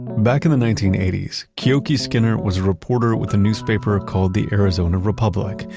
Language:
English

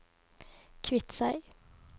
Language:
Norwegian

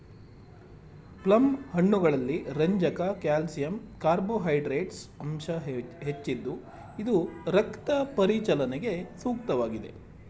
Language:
Kannada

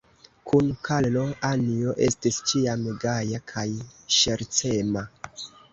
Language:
Esperanto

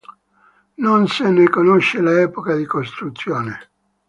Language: Italian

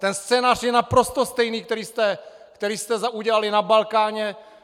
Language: Czech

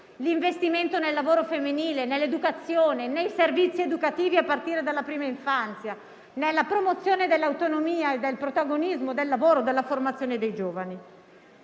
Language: Italian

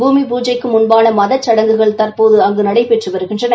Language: Tamil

